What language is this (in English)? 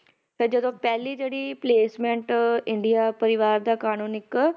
Punjabi